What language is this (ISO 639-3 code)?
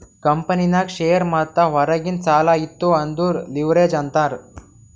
kan